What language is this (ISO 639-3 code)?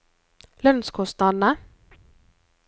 nor